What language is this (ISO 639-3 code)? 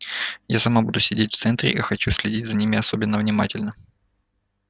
rus